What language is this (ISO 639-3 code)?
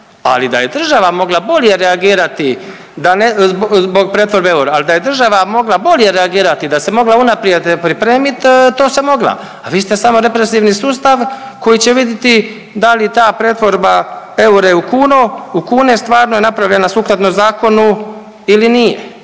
hrv